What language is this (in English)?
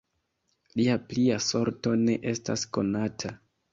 Esperanto